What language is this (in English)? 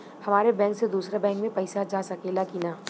Bhojpuri